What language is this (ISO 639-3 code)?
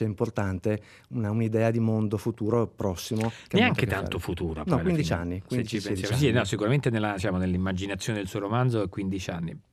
ita